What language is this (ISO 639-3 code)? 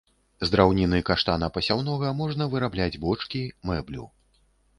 bel